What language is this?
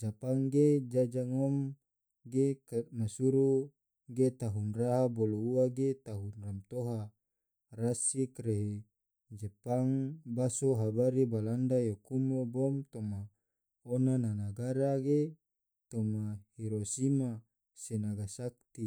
Tidore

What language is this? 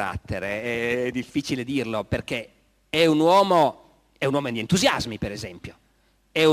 Italian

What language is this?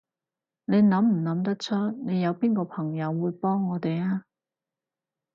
Cantonese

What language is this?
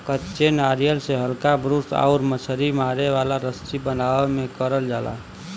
Bhojpuri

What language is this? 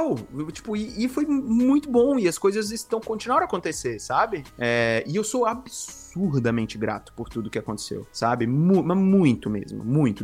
Portuguese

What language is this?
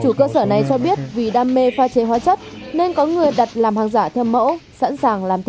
Vietnamese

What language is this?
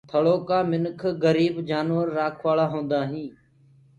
Gurgula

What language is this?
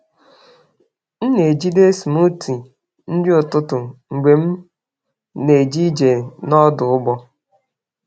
Igbo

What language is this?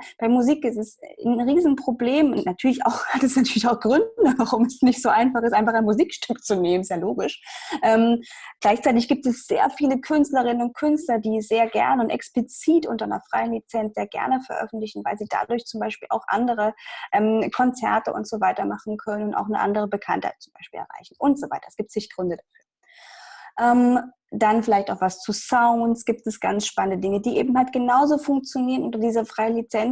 German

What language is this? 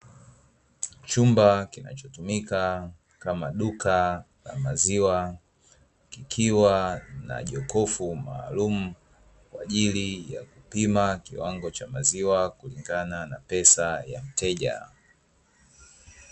Swahili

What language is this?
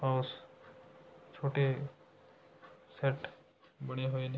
Punjabi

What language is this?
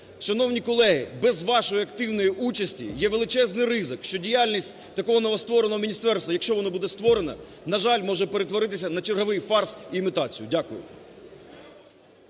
Ukrainian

